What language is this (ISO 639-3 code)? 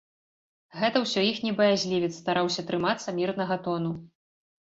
bel